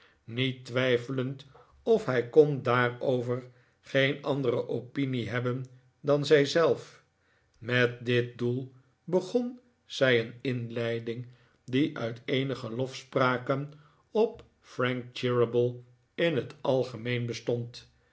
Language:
Dutch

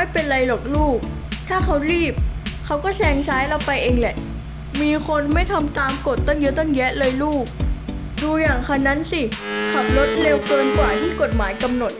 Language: Thai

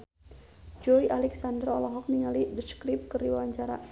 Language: Sundanese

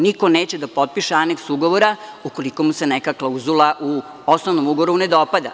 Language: Serbian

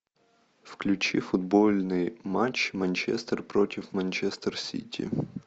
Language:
Russian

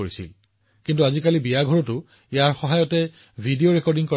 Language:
Assamese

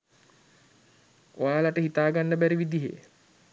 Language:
Sinhala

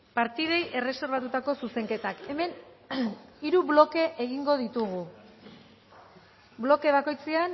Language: Basque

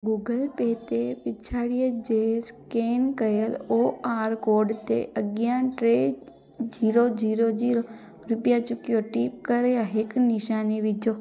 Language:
Sindhi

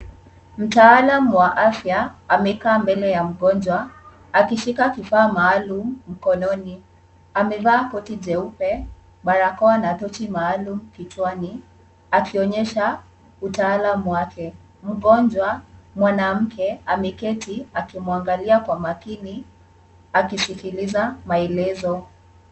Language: Swahili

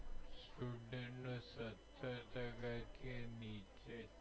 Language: Gujarati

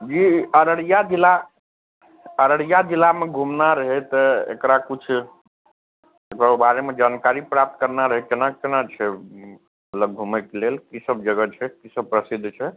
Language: Maithili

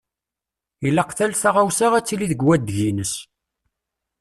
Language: Kabyle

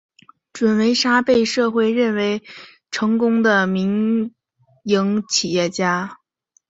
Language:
Chinese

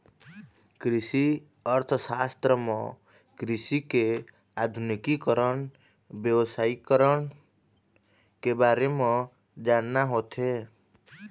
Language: Chhattisgarhi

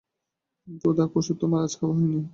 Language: Bangla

